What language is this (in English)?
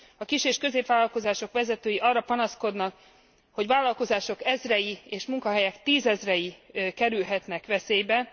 Hungarian